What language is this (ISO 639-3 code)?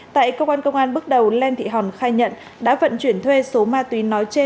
vie